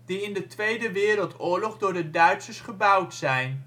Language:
Dutch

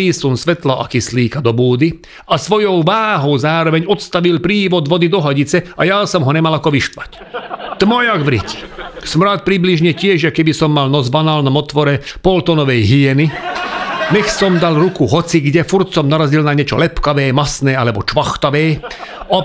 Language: Slovak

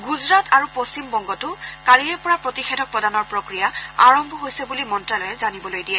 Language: Assamese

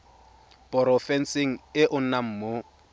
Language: Tswana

